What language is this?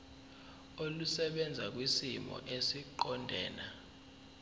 Zulu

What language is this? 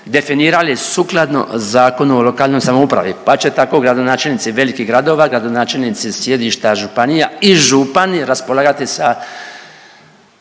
Croatian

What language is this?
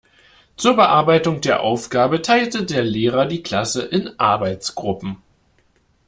German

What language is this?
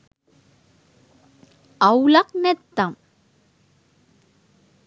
Sinhala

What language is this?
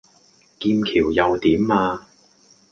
Cantonese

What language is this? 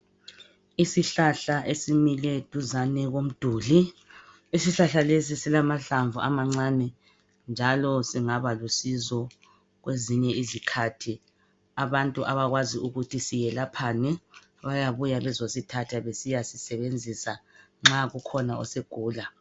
North Ndebele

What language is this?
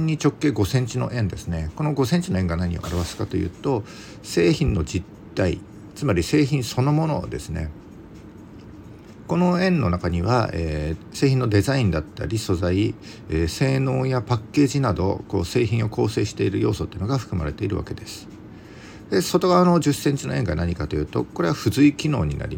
Japanese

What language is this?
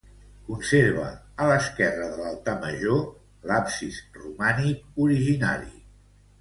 Catalan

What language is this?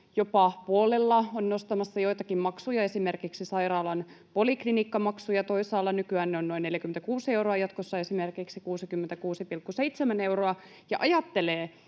Finnish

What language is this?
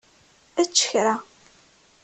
Kabyle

